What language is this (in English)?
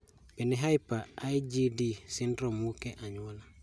Luo (Kenya and Tanzania)